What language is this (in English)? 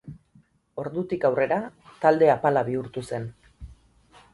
Basque